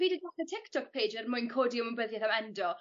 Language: Welsh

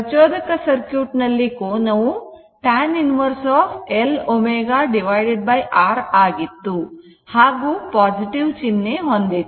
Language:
Kannada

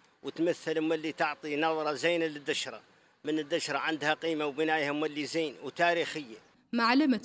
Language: Arabic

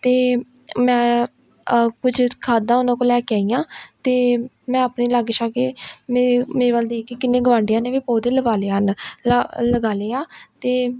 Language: Punjabi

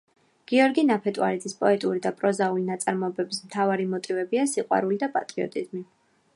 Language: Georgian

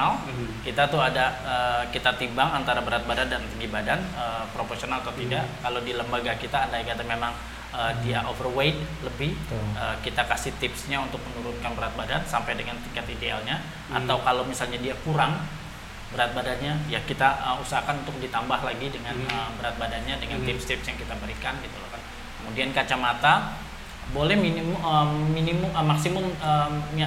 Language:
Indonesian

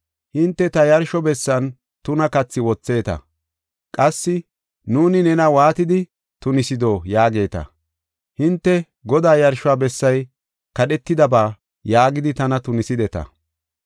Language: Gofa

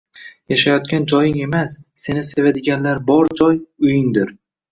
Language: Uzbek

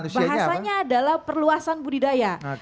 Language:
Indonesian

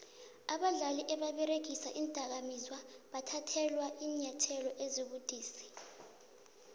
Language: South Ndebele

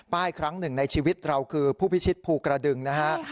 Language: Thai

